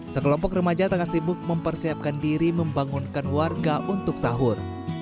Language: Indonesian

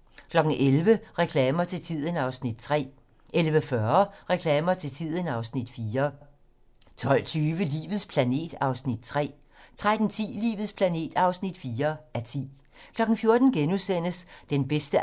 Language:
Danish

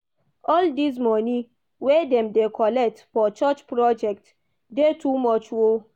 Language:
Nigerian Pidgin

